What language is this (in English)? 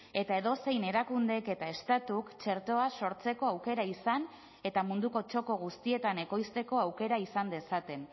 Basque